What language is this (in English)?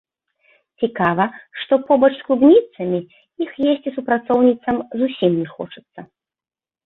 Belarusian